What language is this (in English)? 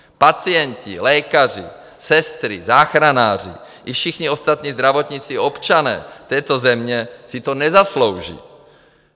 Czech